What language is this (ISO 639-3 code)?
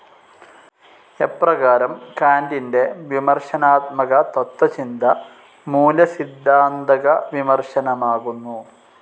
mal